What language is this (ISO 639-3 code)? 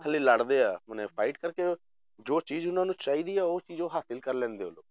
pan